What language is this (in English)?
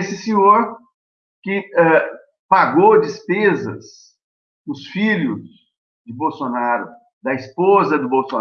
Portuguese